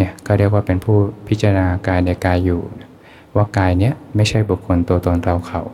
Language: Thai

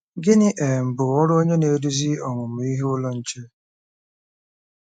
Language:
Igbo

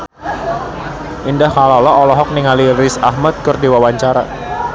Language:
Sundanese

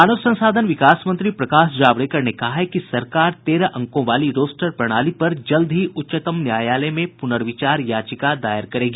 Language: Hindi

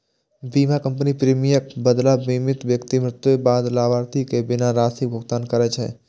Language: Maithili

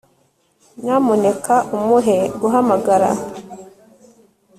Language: Kinyarwanda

